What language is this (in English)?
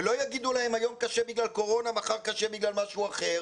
Hebrew